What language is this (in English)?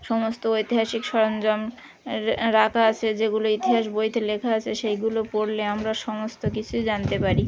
Bangla